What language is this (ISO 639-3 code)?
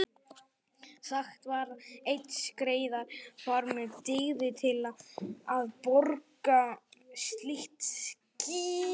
isl